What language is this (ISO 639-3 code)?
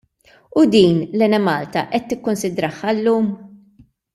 mlt